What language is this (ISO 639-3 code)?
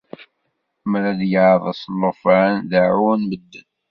kab